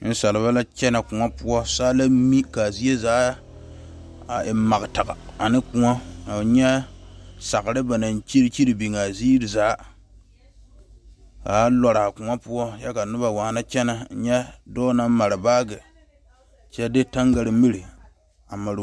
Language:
Southern Dagaare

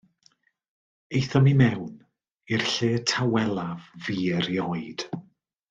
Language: Welsh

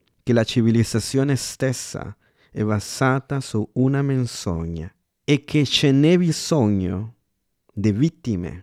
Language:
Italian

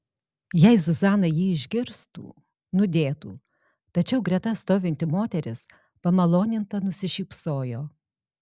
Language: Lithuanian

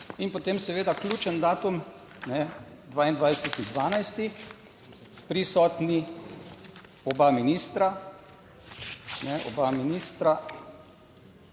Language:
Slovenian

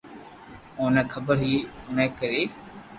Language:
Loarki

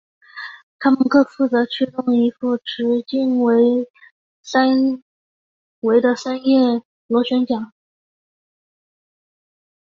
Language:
Chinese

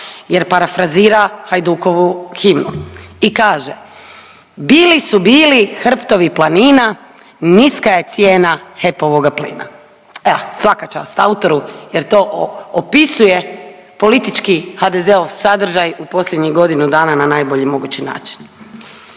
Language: Croatian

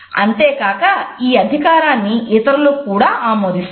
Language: Telugu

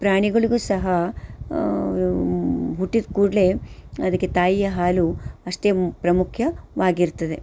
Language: Kannada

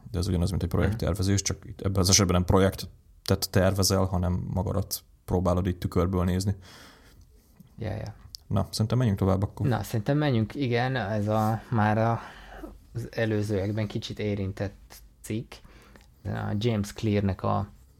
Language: Hungarian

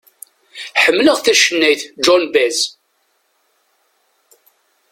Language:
Kabyle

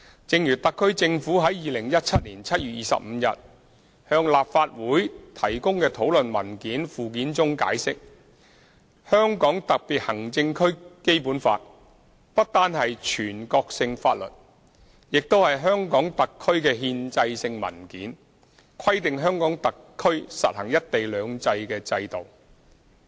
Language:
Cantonese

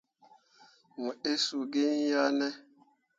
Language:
Mundang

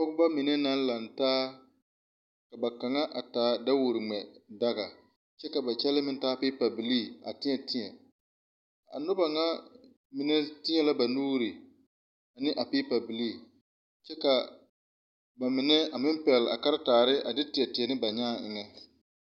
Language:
Southern Dagaare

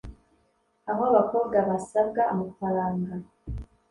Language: Kinyarwanda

